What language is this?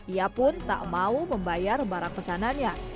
Indonesian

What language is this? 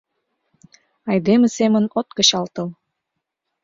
Mari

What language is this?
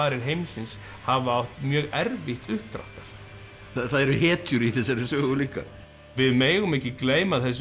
Icelandic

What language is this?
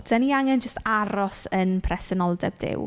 Welsh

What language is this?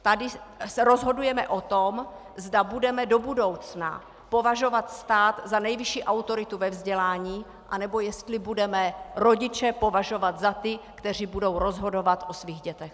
Czech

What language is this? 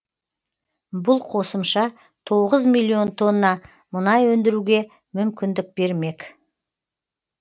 Kazakh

